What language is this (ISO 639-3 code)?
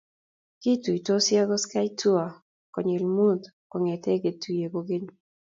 kln